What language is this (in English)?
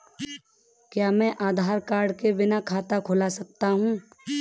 Hindi